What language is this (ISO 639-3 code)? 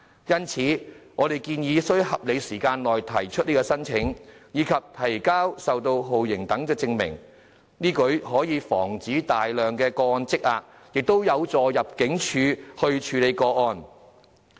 yue